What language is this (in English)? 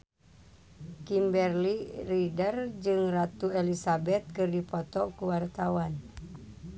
Sundanese